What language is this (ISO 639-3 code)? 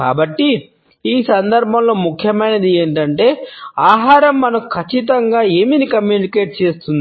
tel